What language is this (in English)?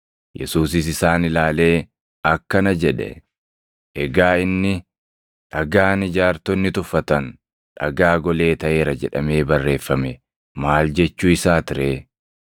Oromo